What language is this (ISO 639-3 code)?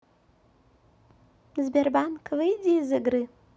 rus